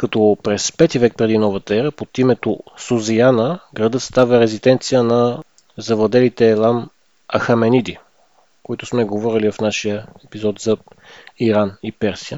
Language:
Bulgarian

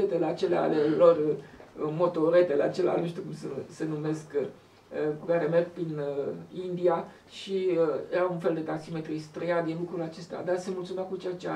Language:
Romanian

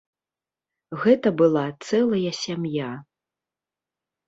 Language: Belarusian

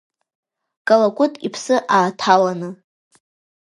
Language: Abkhazian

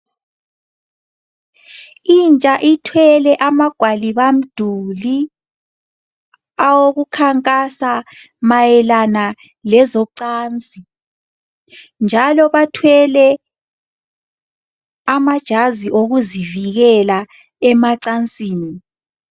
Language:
North Ndebele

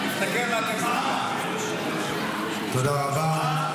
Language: Hebrew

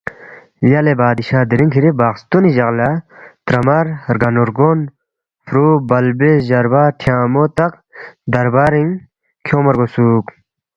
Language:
Balti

